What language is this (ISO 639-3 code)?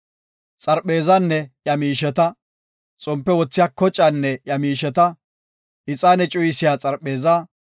gof